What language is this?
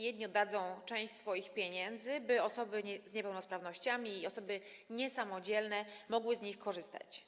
Polish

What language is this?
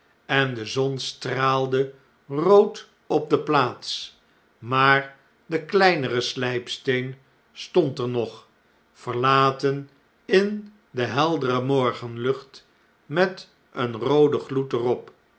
Dutch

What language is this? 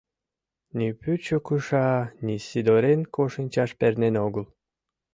Mari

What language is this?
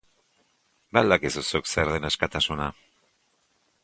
Basque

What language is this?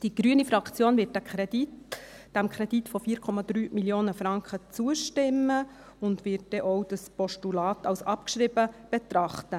Swiss German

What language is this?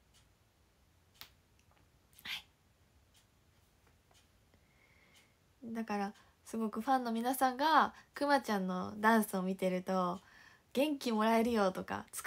Japanese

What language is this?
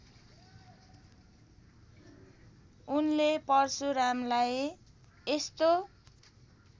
Nepali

